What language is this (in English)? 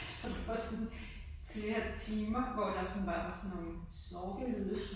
Danish